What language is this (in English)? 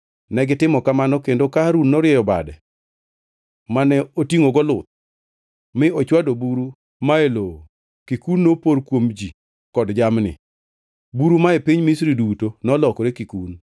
Luo (Kenya and Tanzania)